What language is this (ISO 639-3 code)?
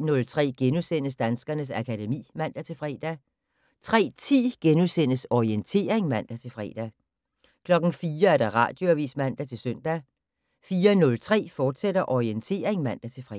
dan